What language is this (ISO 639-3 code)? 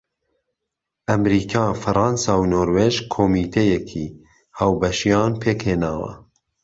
ckb